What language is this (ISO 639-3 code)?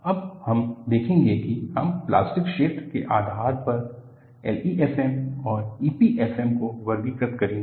hin